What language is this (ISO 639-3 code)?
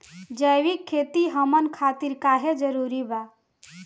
bho